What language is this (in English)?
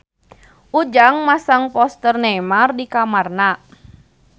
Sundanese